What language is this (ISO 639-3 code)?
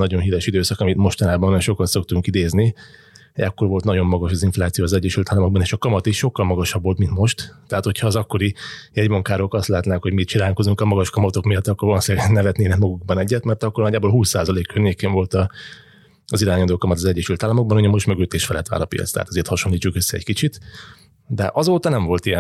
hun